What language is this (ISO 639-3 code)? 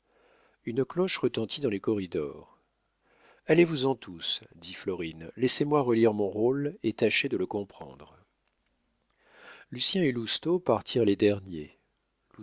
fra